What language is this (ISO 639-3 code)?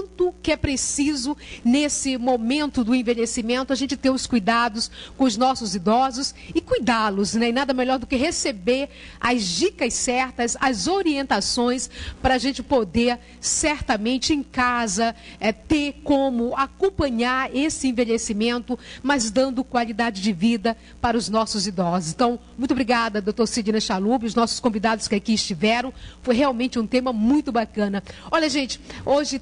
por